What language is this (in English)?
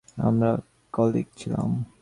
Bangla